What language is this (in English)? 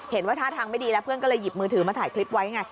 Thai